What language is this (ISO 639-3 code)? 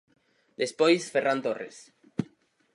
glg